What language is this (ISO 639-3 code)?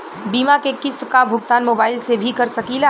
bho